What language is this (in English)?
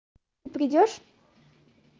Russian